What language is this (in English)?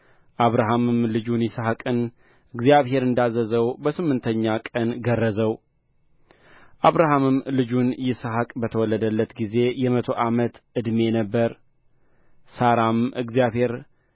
Amharic